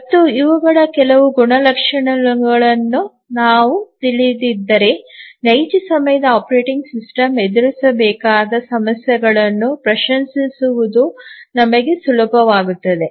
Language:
Kannada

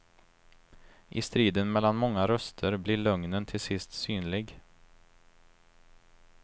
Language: Swedish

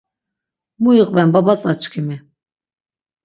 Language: Laz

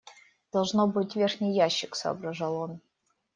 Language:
Russian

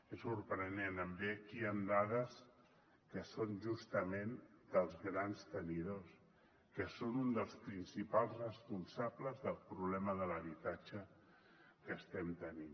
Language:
Catalan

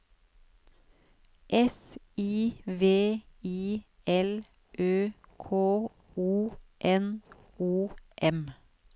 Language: Norwegian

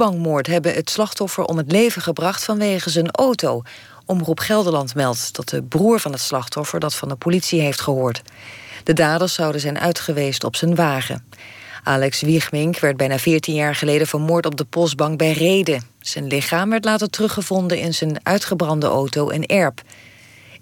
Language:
Dutch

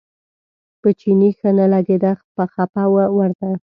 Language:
Pashto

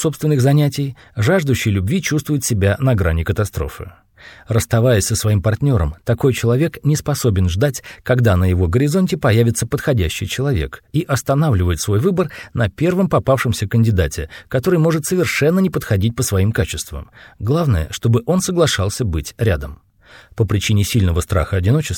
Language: Russian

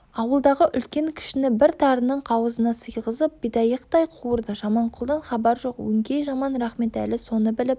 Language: Kazakh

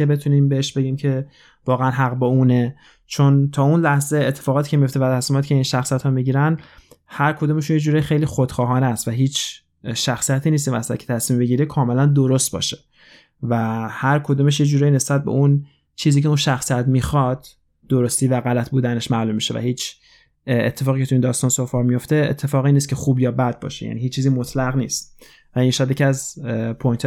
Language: Persian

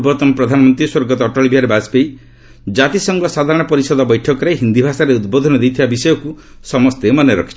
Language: Odia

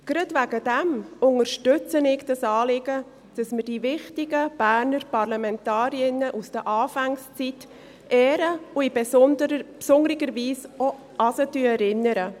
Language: Swiss German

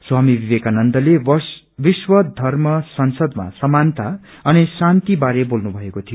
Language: Nepali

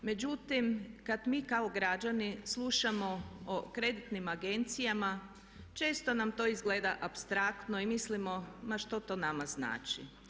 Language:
Croatian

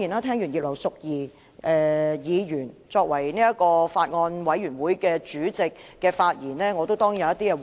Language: Cantonese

